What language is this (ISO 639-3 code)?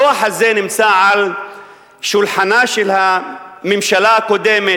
heb